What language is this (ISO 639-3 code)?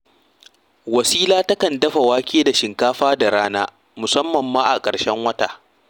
hau